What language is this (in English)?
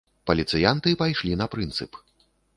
Belarusian